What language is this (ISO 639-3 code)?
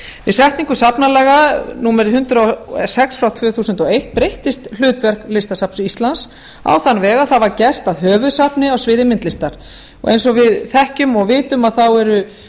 isl